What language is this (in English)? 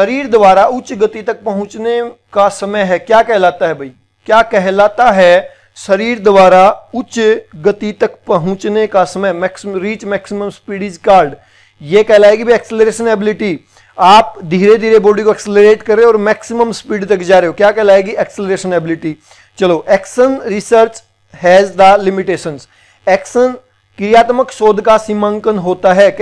Hindi